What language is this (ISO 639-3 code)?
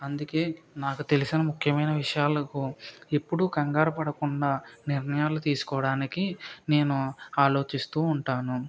tel